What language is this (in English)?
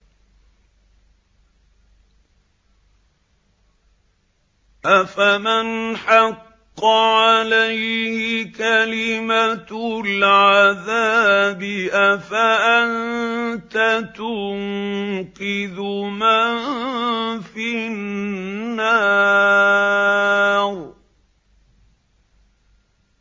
Arabic